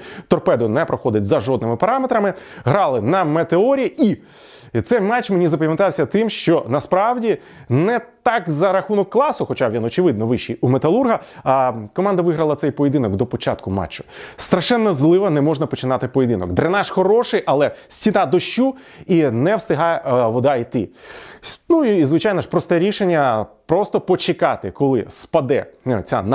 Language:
Ukrainian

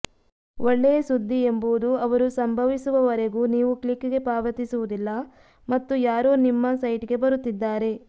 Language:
Kannada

